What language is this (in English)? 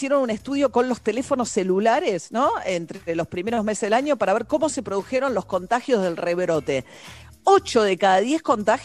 Spanish